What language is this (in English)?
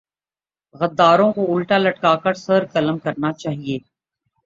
Urdu